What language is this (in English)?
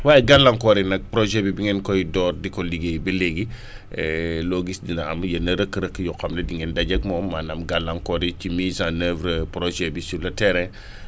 Wolof